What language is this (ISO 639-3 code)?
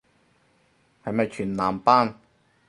yue